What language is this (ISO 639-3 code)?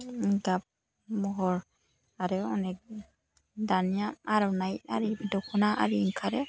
brx